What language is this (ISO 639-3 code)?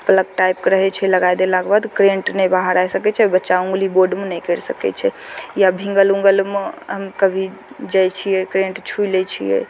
mai